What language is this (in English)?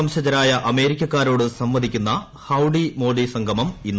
Malayalam